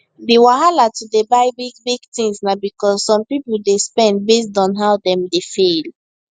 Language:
Nigerian Pidgin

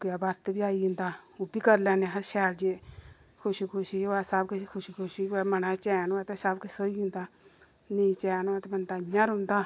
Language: Dogri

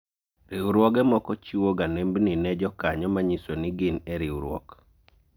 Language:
Luo (Kenya and Tanzania)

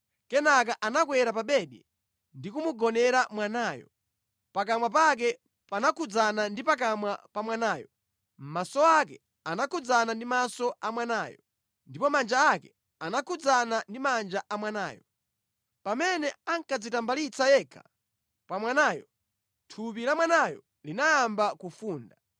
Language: Nyanja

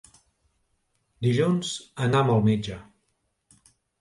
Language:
Catalan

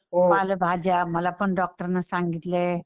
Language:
Marathi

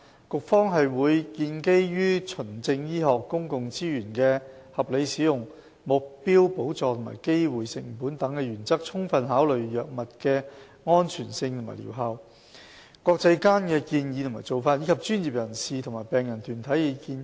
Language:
Cantonese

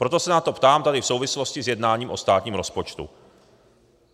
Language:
Czech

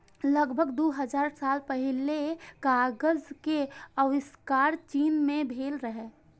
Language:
Maithili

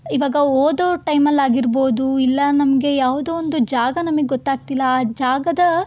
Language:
Kannada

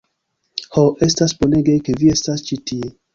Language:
Esperanto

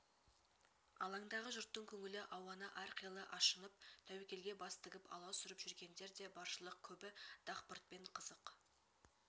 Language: Kazakh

